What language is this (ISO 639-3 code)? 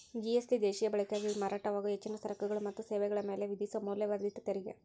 kan